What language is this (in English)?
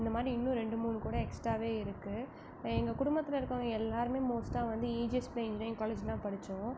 Tamil